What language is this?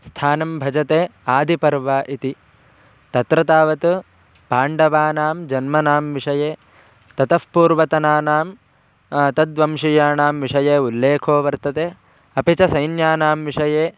Sanskrit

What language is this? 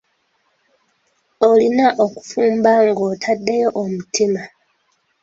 Ganda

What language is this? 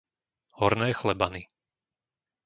Slovak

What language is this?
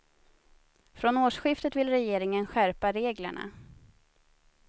Swedish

